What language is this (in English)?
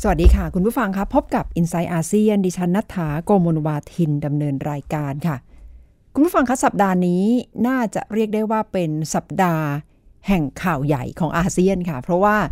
Thai